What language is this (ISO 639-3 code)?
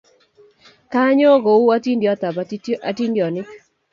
kln